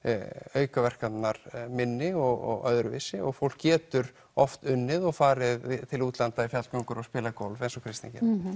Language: Icelandic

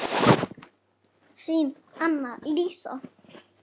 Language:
Icelandic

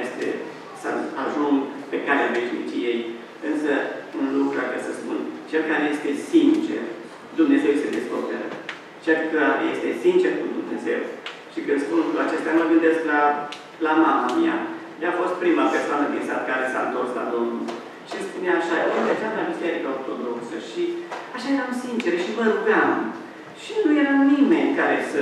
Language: Romanian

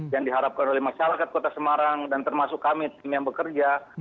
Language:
Indonesian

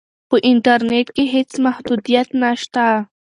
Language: Pashto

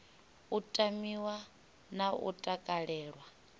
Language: Venda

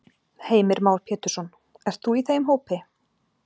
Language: Icelandic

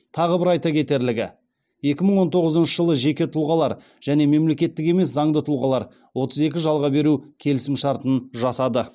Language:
Kazakh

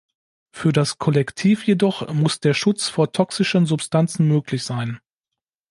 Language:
German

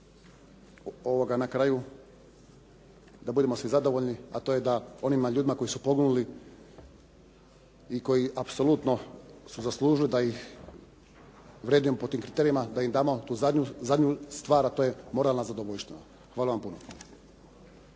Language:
Croatian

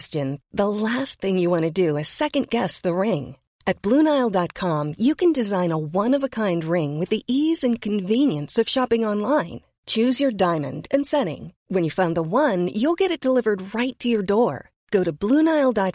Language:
Persian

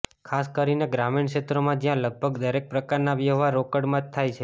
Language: Gujarati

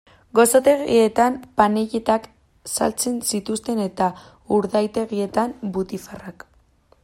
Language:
Basque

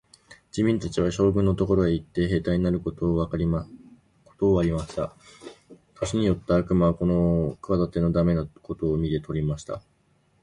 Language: Japanese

